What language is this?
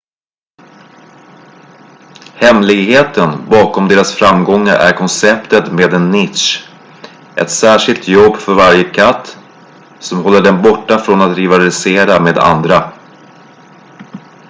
Swedish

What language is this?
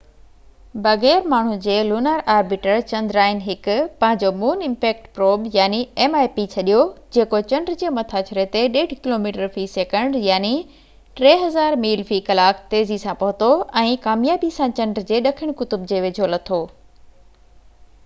Sindhi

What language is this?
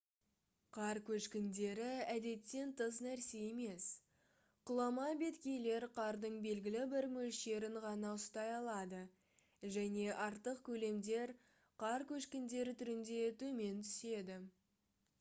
Kazakh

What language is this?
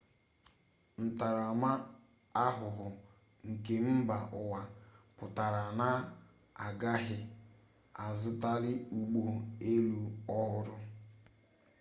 Igbo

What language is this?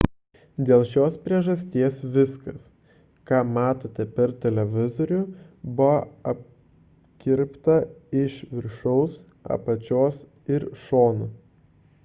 Lithuanian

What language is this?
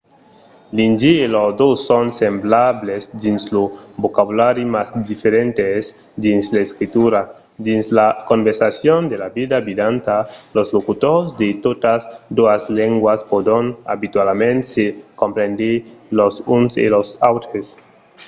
Occitan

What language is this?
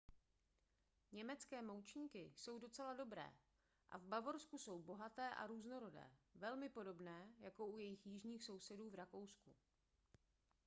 Czech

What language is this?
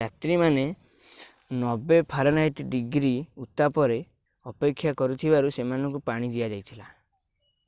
Odia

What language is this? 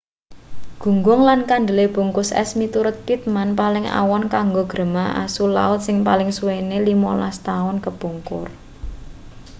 Javanese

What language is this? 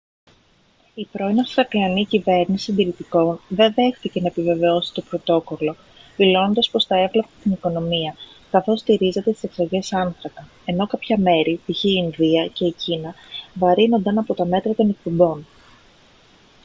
Greek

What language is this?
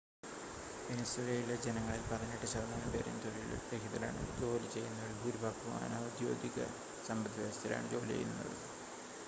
Malayalam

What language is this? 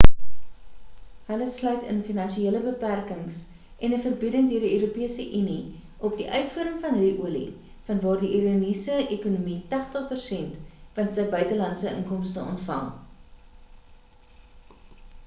Afrikaans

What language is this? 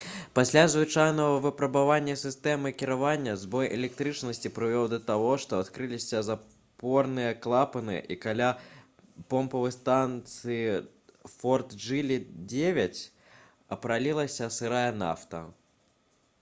Belarusian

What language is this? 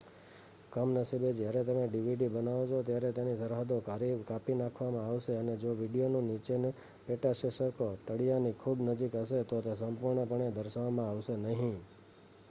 Gujarati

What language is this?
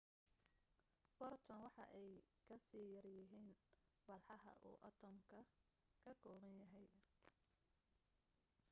Somali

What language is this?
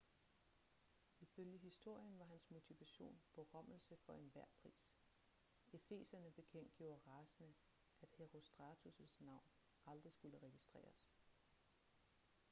Danish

